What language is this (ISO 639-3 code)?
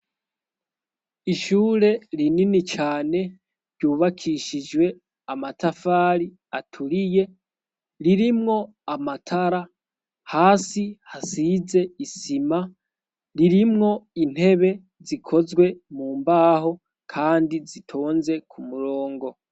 run